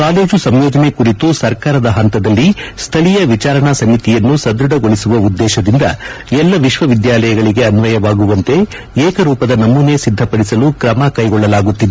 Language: Kannada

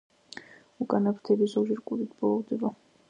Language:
Georgian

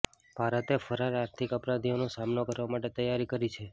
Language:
Gujarati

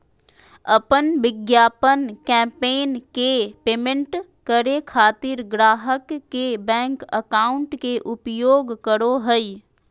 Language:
Magahi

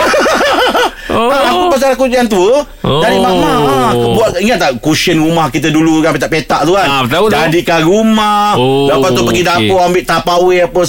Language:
Malay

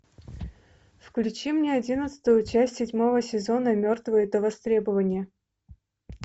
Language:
Russian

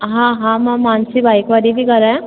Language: Sindhi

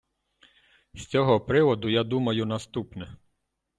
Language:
Ukrainian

